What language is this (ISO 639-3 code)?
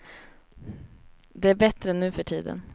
swe